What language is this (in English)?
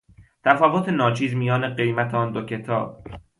Persian